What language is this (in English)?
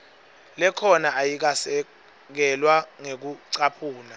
Swati